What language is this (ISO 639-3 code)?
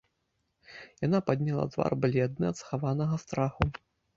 bel